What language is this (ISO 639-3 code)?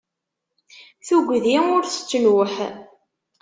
kab